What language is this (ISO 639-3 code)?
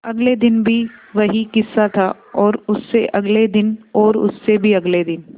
hin